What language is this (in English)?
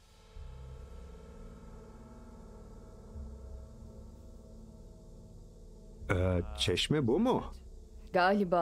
Turkish